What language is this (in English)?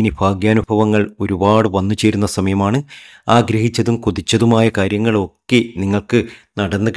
Arabic